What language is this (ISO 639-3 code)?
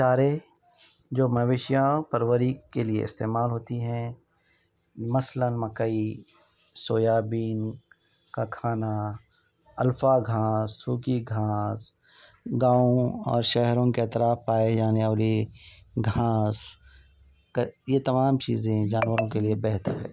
urd